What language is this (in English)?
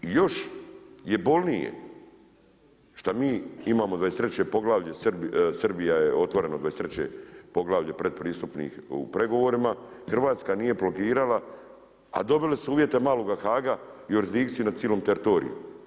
Croatian